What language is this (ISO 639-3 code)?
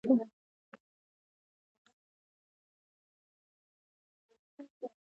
pus